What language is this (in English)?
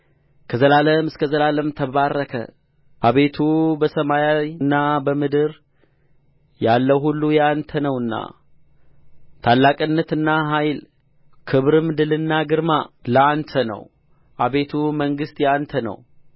Amharic